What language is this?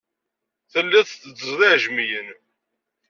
Kabyle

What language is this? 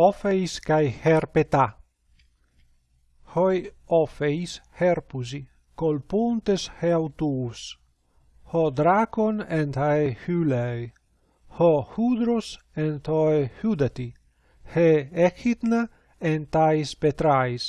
Greek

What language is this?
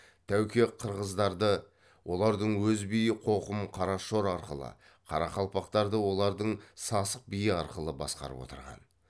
Kazakh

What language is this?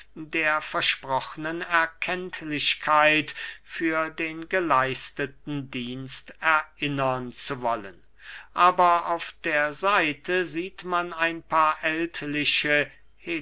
German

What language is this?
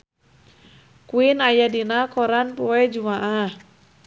Sundanese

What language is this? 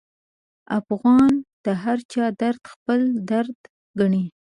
Pashto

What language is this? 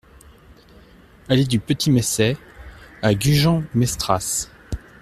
French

